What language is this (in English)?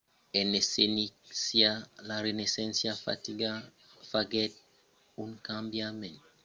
Occitan